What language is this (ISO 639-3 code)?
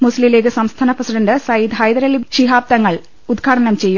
mal